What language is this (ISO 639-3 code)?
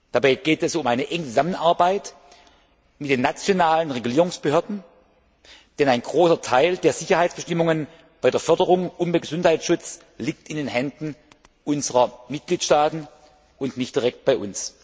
deu